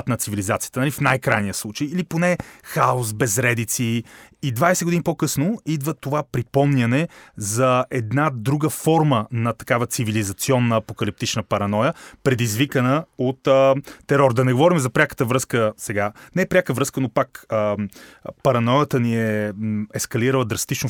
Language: Bulgarian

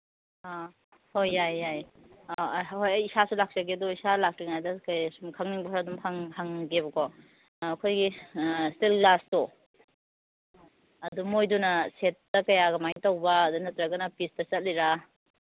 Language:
Manipuri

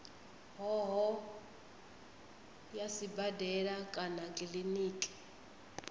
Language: Venda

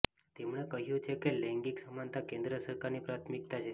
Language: Gujarati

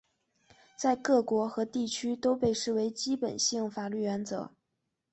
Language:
Chinese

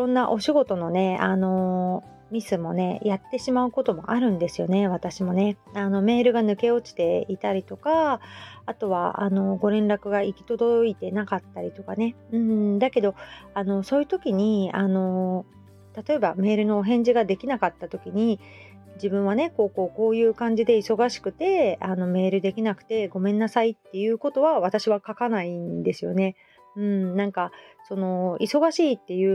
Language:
Japanese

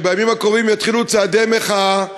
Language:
Hebrew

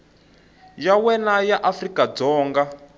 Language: Tsonga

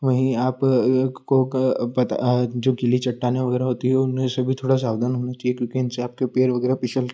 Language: Hindi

